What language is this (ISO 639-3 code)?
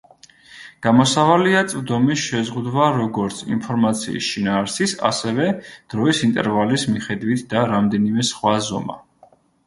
kat